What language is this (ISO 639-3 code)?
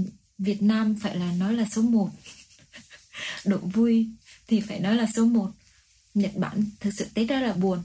vie